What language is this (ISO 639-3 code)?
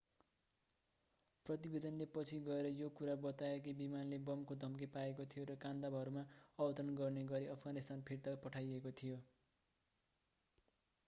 nep